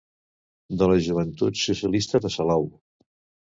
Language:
Catalan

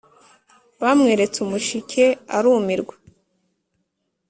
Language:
Kinyarwanda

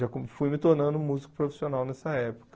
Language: Portuguese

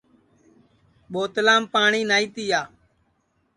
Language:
Sansi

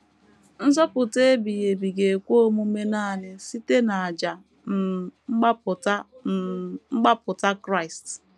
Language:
Igbo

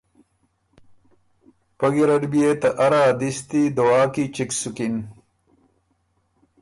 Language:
Ormuri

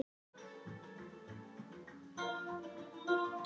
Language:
Icelandic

